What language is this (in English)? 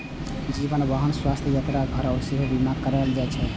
Maithili